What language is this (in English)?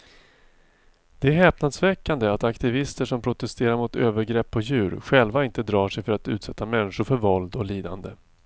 Swedish